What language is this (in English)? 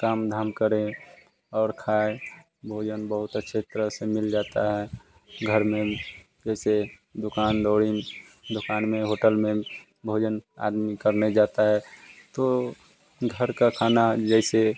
Hindi